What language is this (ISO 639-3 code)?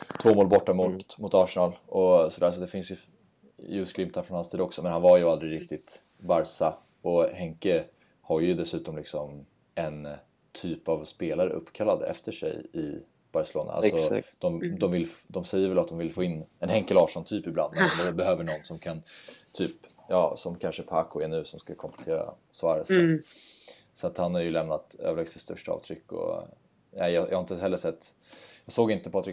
swe